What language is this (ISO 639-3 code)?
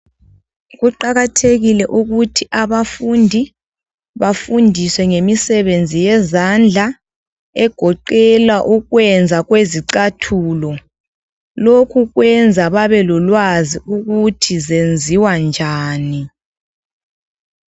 nde